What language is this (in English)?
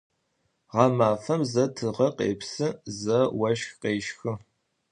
Adyghe